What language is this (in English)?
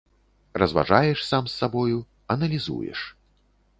Belarusian